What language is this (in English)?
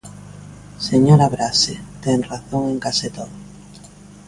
Galician